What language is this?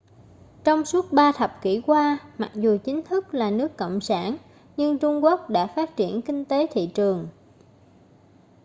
Vietnamese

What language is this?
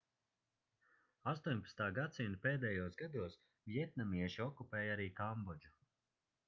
Latvian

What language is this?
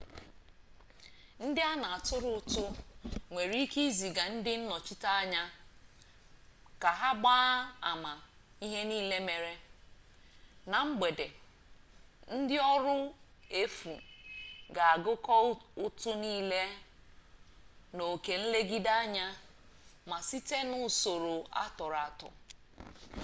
Igbo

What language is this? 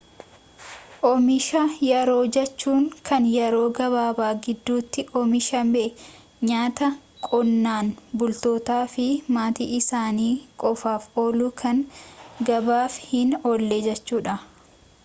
Oromo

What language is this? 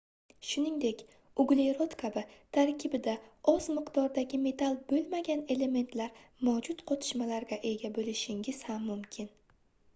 Uzbek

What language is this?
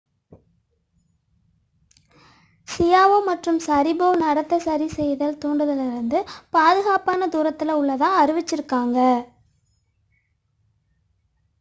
Tamil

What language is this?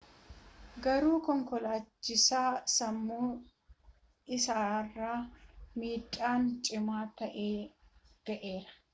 Oromo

